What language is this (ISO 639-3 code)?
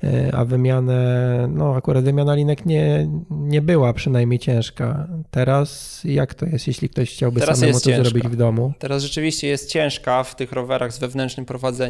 pol